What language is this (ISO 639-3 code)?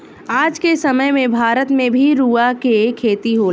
bho